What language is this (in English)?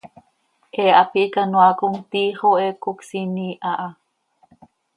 Seri